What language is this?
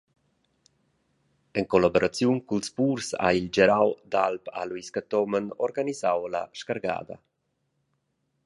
Romansh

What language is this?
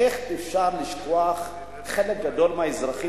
Hebrew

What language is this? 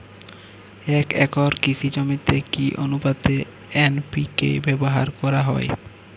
Bangla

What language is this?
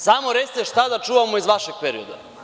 Serbian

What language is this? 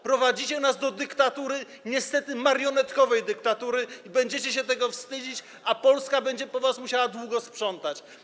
Polish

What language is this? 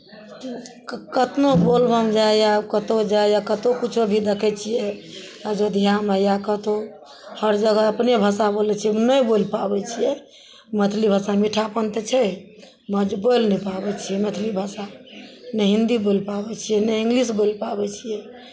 Maithili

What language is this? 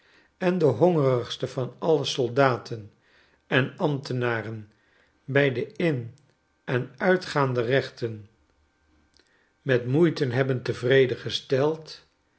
Dutch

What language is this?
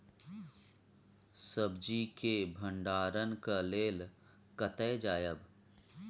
Maithili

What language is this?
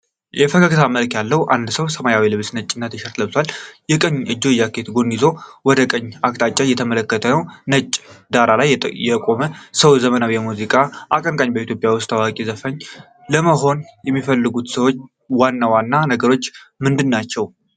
Amharic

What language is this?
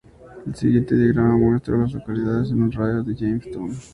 Spanish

